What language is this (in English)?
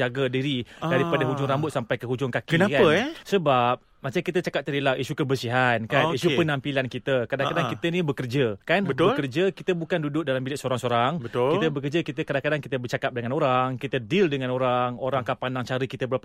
Malay